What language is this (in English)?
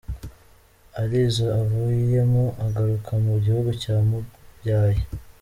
Kinyarwanda